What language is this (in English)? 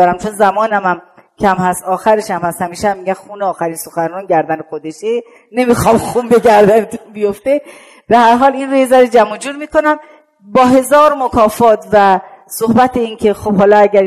Persian